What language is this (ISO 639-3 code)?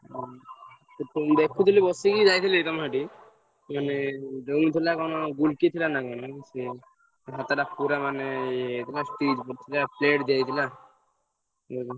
ori